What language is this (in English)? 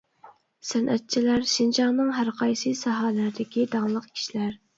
Uyghur